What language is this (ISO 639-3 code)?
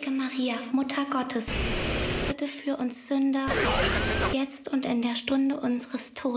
deu